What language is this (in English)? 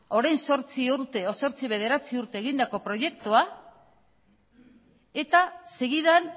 Basque